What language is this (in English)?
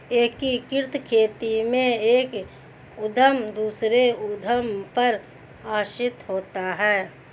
Hindi